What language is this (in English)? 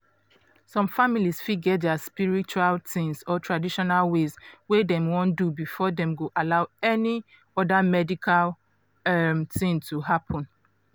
Nigerian Pidgin